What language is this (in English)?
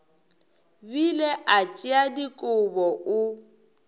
Northern Sotho